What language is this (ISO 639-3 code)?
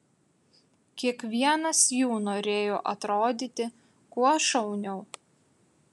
lit